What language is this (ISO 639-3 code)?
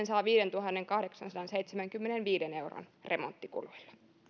fin